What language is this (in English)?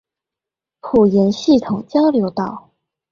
Chinese